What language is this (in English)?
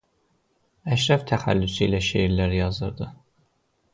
Azerbaijani